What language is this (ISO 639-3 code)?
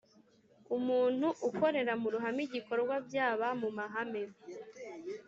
kin